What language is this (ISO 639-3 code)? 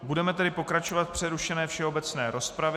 ces